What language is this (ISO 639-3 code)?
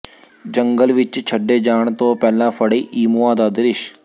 pan